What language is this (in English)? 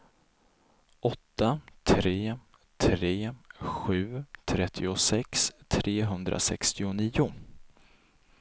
Swedish